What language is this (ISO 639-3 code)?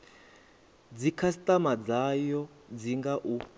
ven